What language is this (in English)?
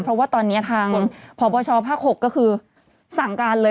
Thai